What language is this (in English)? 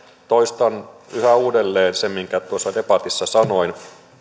Finnish